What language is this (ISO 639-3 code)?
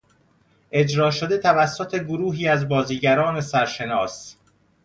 fas